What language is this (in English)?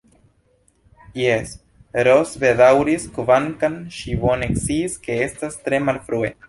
Esperanto